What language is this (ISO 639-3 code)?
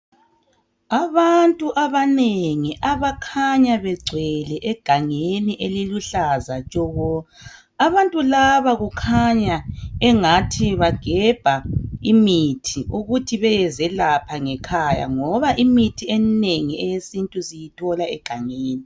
nde